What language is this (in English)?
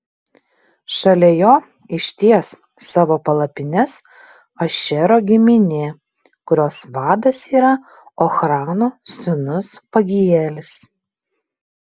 Lithuanian